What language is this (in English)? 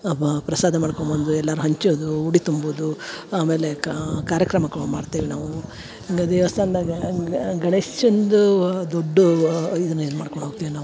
Kannada